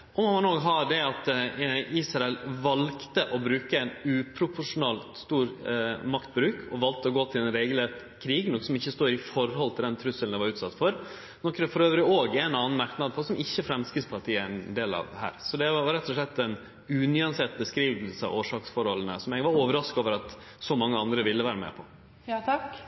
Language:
Norwegian Nynorsk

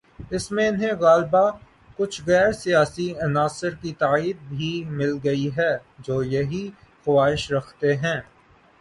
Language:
Urdu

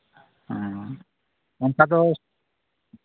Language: Santali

